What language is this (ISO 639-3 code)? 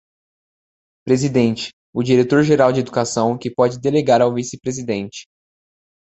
por